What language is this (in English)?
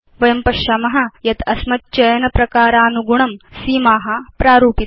Sanskrit